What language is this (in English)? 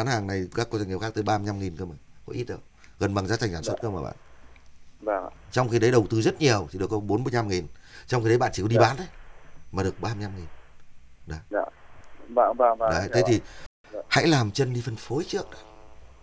Vietnamese